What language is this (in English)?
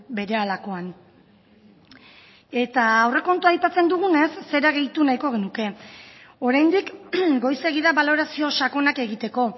Basque